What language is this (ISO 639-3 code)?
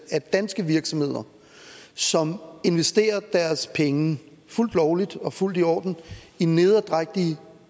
dan